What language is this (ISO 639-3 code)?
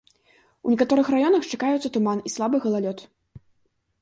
bel